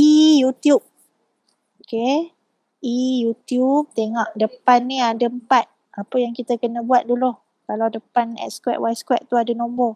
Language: Malay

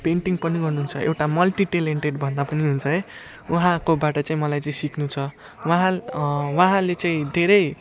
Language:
Nepali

